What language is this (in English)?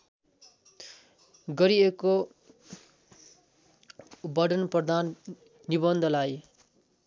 Nepali